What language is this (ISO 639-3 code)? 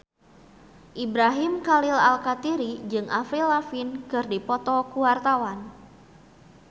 sun